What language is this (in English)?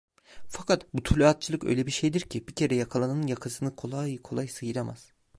Turkish